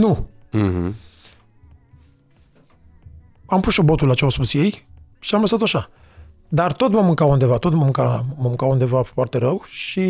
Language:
Romanian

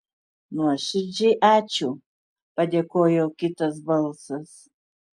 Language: Lithuanian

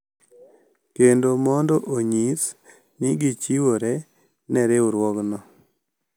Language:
Luo (Kenya and Tanzania)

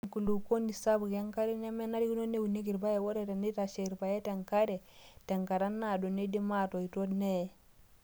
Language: Masai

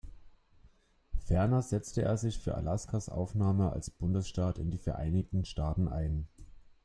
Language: German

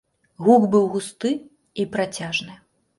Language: Belarusian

